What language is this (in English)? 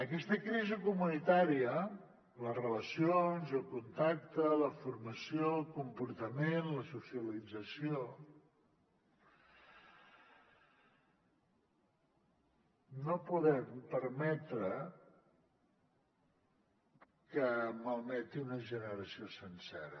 Catalan